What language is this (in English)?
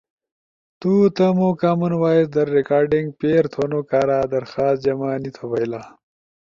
Ushojo